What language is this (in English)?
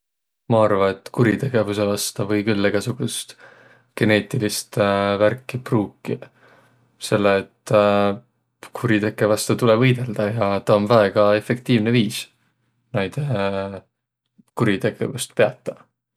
Võro